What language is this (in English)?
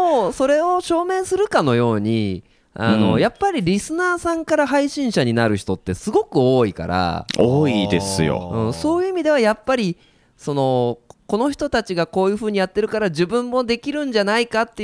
Japanese